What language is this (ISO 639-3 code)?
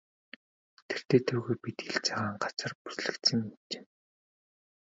mon